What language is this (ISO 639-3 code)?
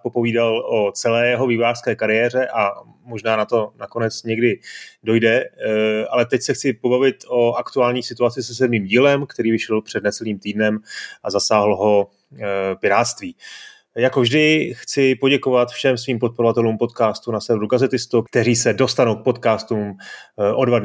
ces